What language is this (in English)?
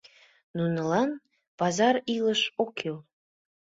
Mari